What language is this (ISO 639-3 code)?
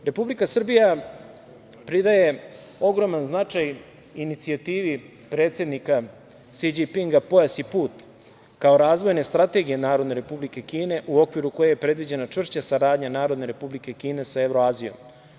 srp